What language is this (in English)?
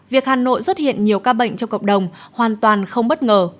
Vietnamese